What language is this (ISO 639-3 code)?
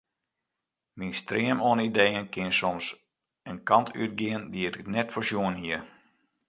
fry